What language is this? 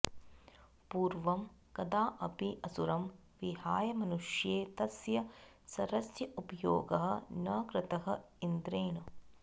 Sanskrit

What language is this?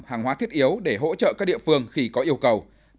Vietnamese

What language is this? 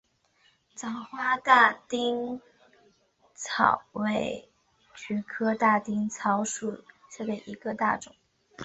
Chinese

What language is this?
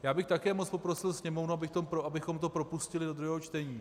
Czech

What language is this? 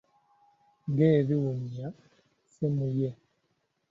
Ganda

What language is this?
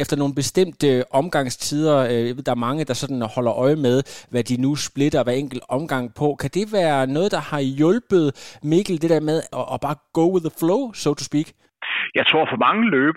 Danish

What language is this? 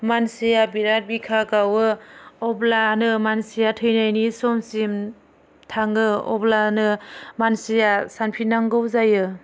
Bodo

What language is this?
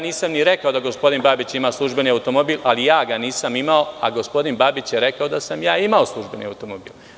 Serbian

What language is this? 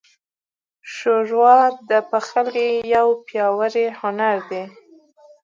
Pashto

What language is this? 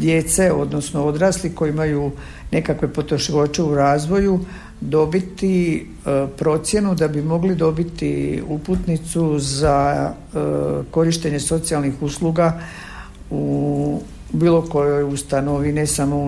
Croatian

